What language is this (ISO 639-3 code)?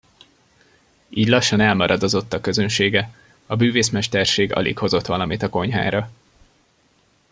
hun